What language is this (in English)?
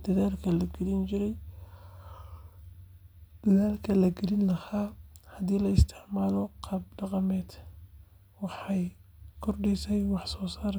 Somali